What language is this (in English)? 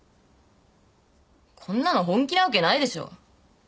Japanese